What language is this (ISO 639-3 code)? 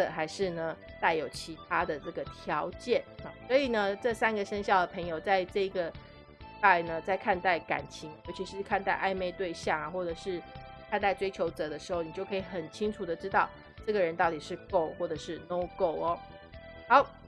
zho